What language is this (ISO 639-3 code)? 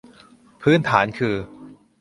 tha